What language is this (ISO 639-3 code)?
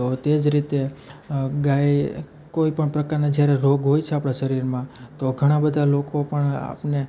guj